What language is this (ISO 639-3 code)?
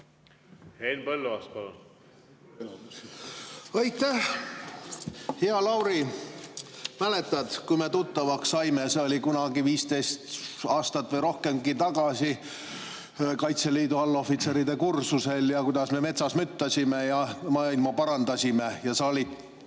est